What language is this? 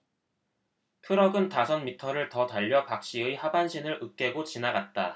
Korean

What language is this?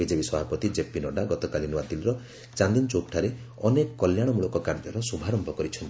Odia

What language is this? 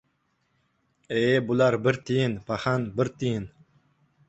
Uzbek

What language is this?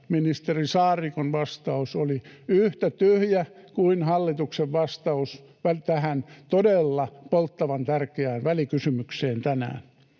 Finnish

